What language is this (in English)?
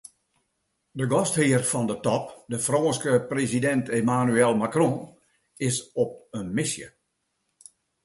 Western Frisian